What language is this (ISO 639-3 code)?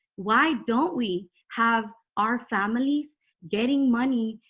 eng